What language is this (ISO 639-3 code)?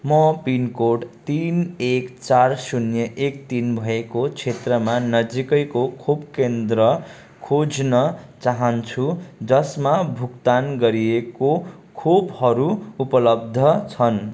nep